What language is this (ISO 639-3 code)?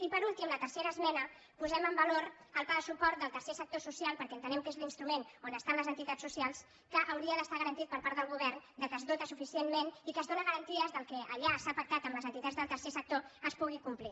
cat